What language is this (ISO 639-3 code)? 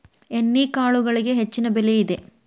kan